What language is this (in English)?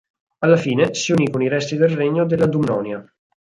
Italian